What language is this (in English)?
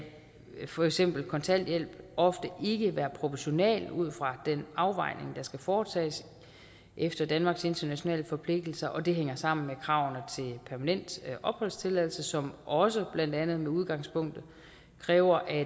Danish